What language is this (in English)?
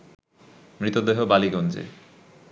Bangla